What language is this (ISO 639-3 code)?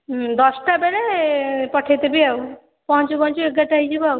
ori